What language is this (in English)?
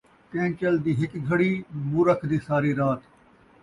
Saraiki